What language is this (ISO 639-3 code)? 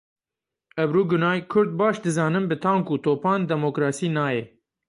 kur